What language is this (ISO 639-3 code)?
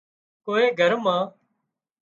kxp